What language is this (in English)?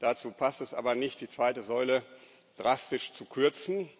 German